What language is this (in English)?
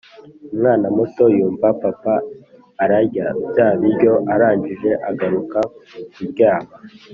Kinyarwanda